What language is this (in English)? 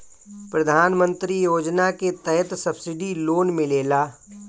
Bhojpuri